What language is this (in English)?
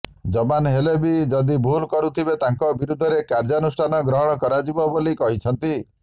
Odia